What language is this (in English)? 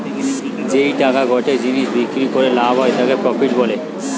Bangla